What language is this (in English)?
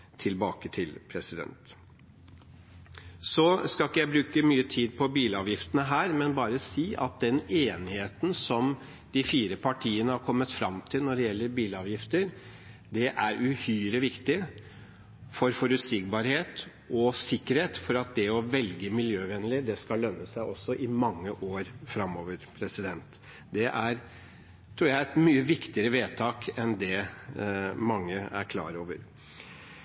Norwegian Bokmål